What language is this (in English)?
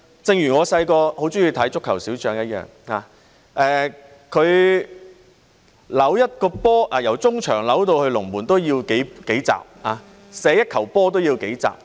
Cantonese